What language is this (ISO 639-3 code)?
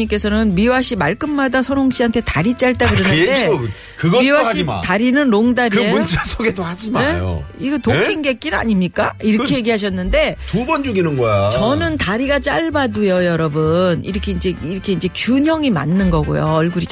kor